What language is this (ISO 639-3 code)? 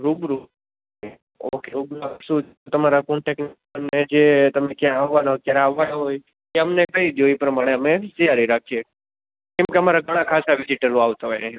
guj